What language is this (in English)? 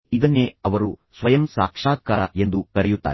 Kannada